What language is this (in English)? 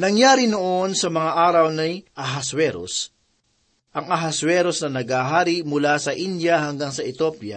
Filipino